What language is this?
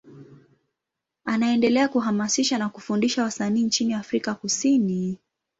Swahili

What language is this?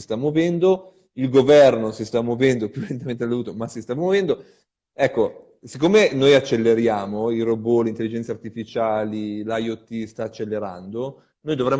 Italian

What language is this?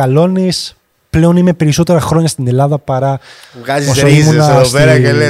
Greek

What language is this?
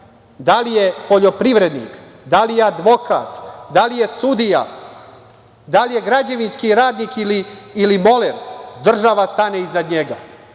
Serbian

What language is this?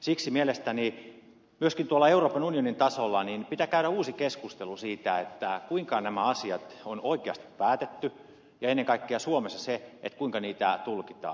Finnish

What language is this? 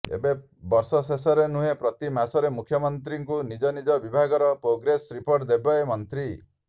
Odia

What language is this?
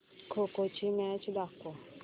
Marathi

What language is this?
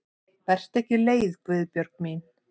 Icelandic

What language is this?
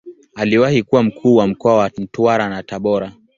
Swahili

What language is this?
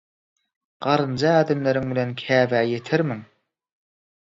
Turkmen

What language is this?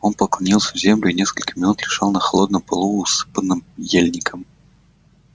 Russian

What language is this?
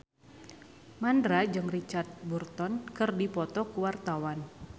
Sundanese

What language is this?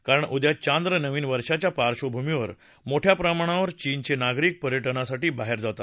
Marathi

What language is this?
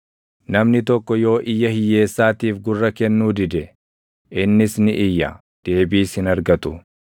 Oromo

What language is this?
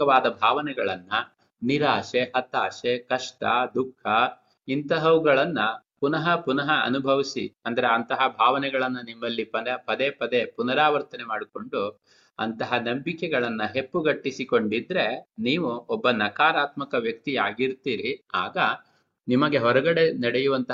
Kannada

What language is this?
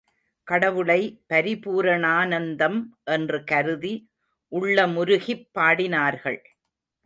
Tamil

